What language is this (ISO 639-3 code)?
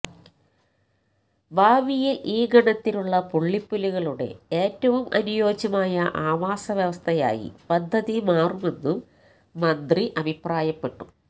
mal